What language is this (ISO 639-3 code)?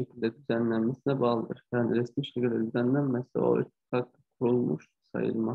tur